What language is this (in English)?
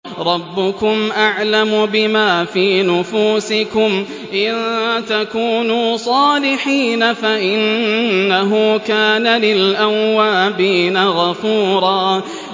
Arabic